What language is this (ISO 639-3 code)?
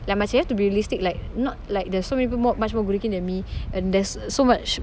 eng